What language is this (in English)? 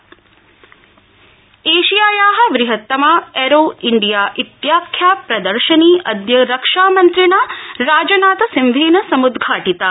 Sanskrit